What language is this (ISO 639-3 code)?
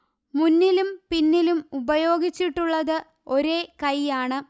mal